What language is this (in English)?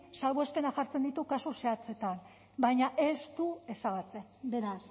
Basque